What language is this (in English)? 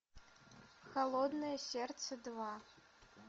Russian